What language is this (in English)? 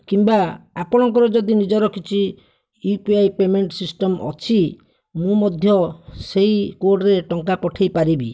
Odia